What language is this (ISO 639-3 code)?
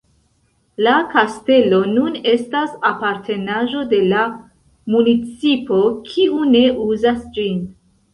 epo